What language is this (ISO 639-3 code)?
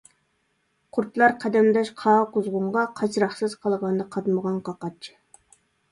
uig